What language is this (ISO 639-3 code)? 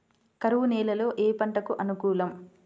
tel